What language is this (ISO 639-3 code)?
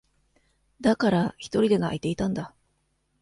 jpn